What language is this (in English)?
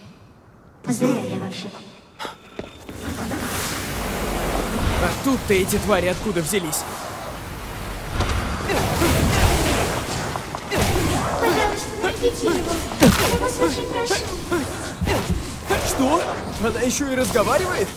Russian